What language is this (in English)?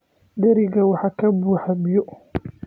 Somali